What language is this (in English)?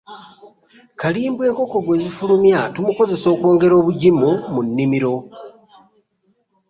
Ganda